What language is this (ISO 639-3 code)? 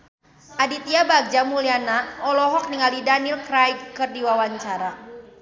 sun